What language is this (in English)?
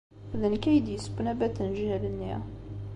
Kabyle